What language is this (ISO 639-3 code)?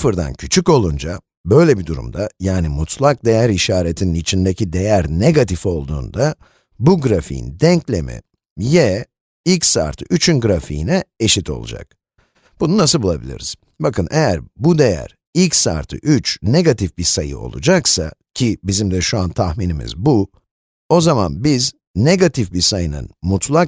tur